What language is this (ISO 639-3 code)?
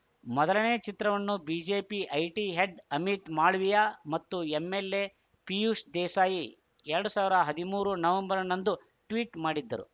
kan